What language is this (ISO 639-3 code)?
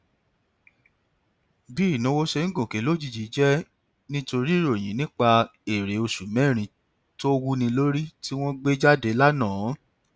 yor